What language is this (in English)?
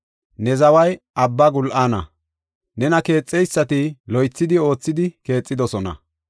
Gofa